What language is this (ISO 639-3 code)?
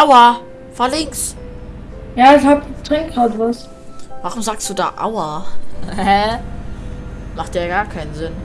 deu